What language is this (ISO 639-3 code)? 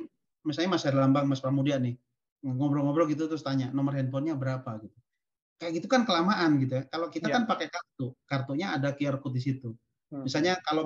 ind